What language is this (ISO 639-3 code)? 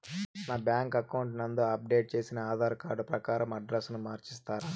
tel